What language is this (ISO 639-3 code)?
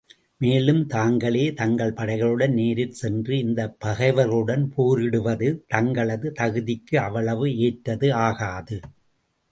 tam